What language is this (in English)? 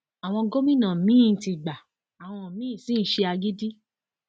Yoruba